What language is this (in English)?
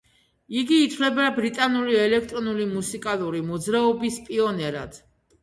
Georgian